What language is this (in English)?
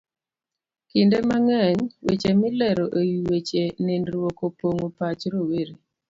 Luo (Kenya and Tanzania)